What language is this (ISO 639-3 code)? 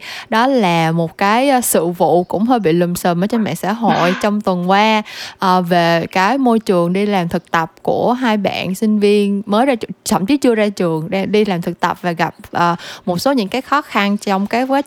vie